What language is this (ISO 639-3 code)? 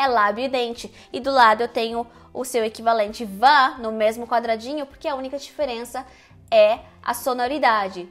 por